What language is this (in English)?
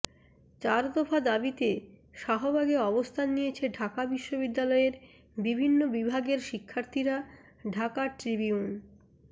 Bangla